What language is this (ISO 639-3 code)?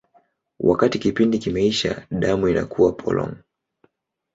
swa